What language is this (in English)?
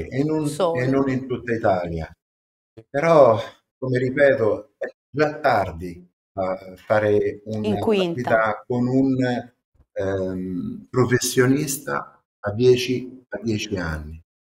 Italian